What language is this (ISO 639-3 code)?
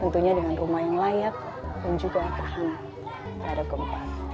ind